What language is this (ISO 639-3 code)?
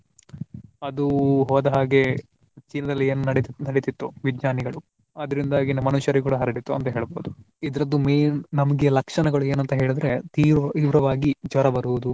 kan